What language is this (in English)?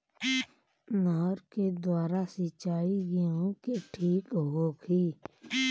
Bhojpuri